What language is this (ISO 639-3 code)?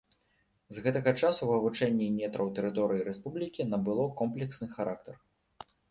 bel